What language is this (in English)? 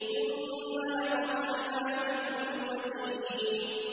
Arabic